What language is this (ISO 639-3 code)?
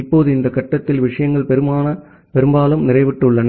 tam